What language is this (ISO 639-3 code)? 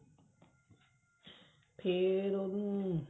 pan